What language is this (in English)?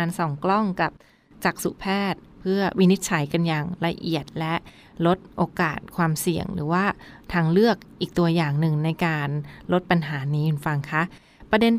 Thai